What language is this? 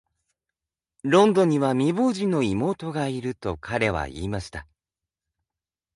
Japanese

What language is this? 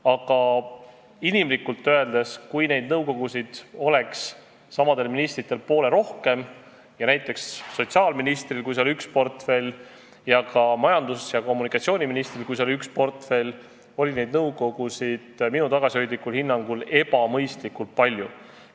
Estonian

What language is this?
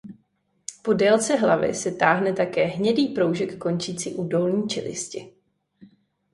Czech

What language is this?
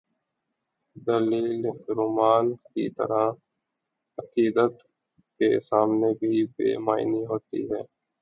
Urdu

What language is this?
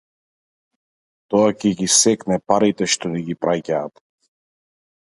Macedonian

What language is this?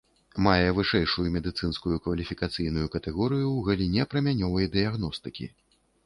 Belarusian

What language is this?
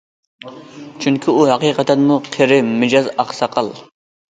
Uyghur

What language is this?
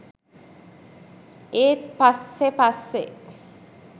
Sinhala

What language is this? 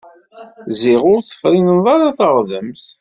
Kabyle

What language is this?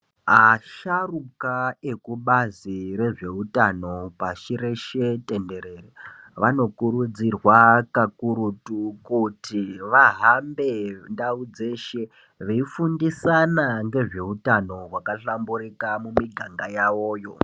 Ndau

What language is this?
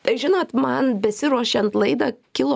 Lithuanian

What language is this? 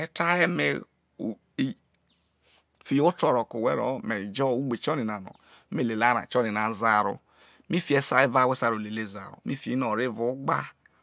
Isoko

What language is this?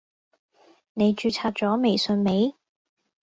Cantonese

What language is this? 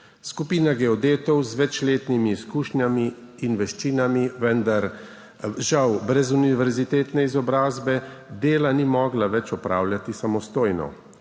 Slovenian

